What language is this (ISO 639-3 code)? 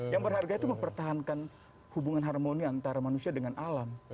ind